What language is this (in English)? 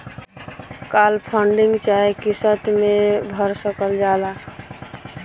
Bhojpuri